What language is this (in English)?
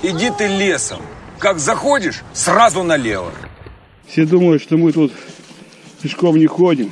Russian